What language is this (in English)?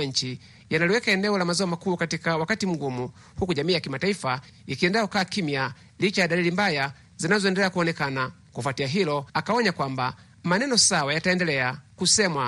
Swahili